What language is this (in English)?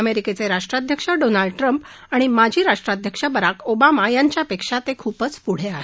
Marathi